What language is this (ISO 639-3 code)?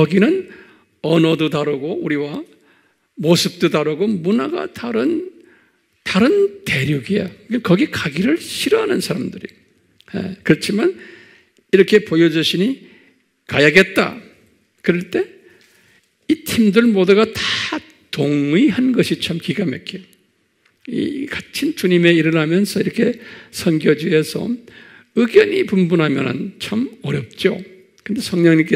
kor